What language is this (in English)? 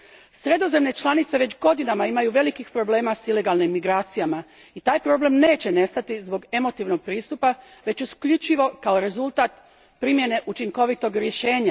Croatian